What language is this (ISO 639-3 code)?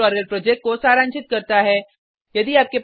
hin